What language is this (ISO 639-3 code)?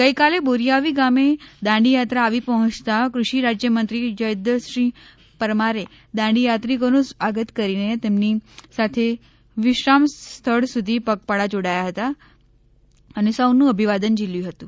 guj